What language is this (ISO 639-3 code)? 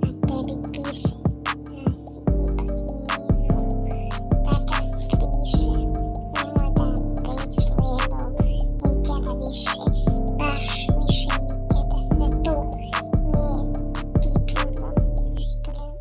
bos